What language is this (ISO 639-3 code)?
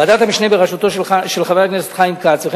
heb